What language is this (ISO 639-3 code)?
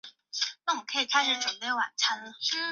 zho